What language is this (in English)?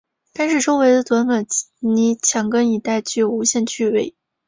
Chinese